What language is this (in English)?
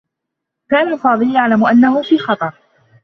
Arabic